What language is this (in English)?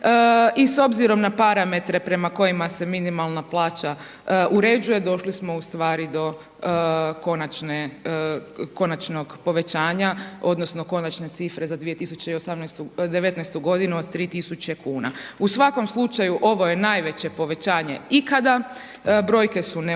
Croatian